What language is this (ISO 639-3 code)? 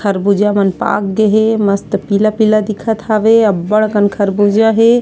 hne